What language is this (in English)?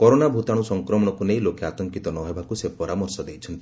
Odia